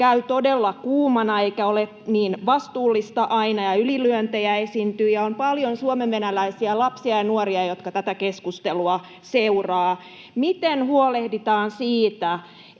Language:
Finnish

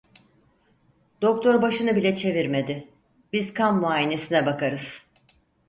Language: Turkish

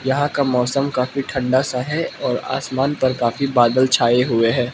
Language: Hindi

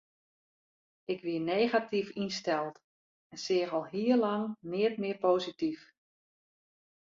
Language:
Western Frisian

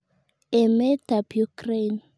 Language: Kalenjin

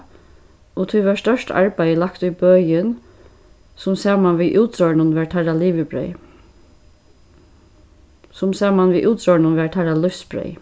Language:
Faroese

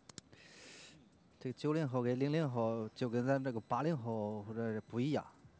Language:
Chinese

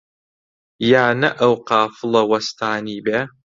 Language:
Central Kurdish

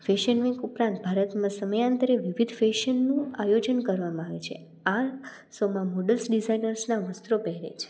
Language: Gujarati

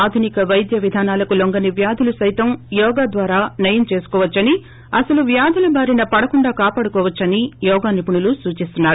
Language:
Telugu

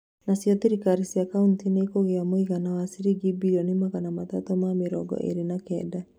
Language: Kikuyu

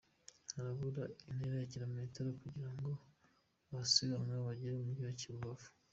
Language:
Kinyarwanda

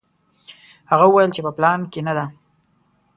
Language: Pashto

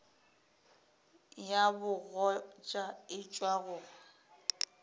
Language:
Northern Sotho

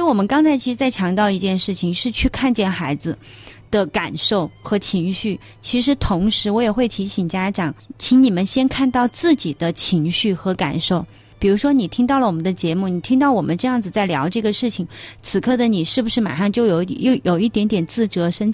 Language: Chinese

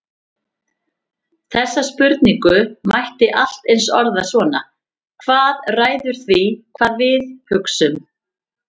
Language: Icelandic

